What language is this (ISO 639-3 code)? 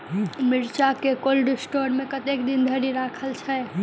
mai